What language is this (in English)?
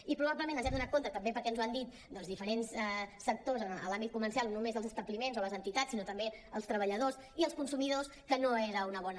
Catalan